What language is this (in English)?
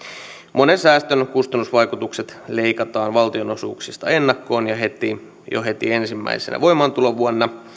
Finnish